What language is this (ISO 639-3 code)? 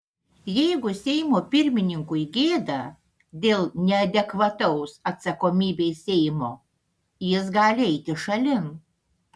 lit